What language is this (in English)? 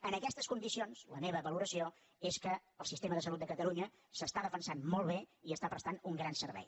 Catalan